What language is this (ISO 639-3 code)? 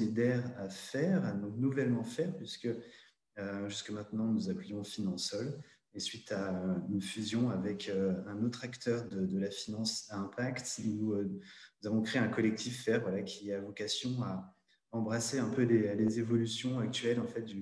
fra